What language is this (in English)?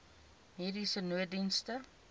Afrikaans